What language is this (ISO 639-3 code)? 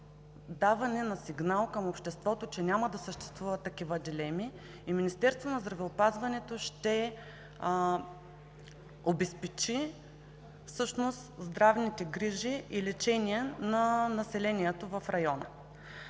bul